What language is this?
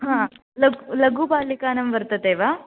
Sanskrit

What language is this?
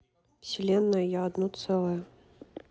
Russian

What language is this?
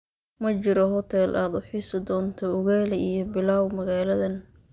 Somali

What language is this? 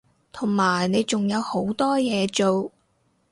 Cantonese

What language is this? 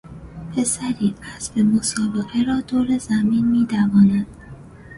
Persian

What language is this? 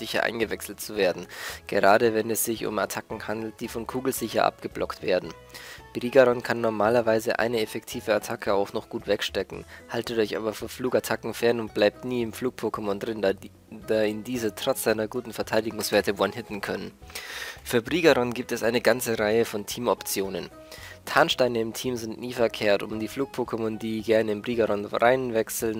German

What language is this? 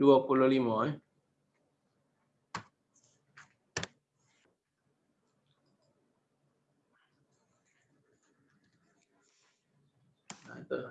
Indonesian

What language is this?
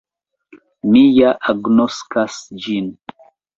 Esperanto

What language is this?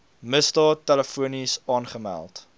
Afrikaans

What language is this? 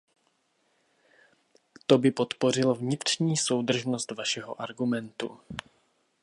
Czech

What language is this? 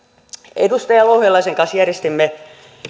Finnish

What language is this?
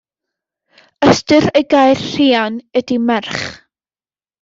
Welsh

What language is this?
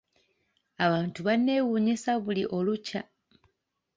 Ganda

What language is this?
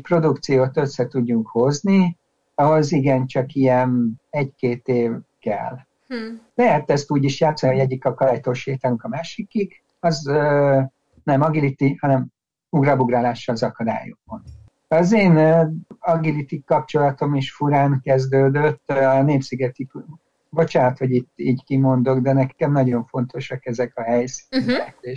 Hungarian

